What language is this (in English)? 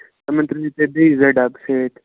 Kashmiri